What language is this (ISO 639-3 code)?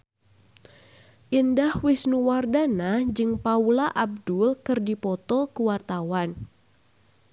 sun